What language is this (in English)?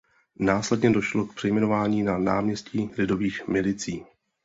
Czech